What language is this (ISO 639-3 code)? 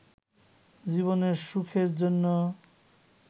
ben